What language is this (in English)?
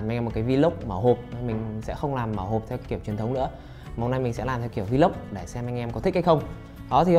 Vietnamese